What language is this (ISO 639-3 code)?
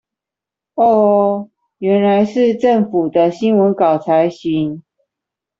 zho